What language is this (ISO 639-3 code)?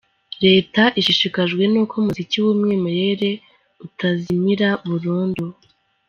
kin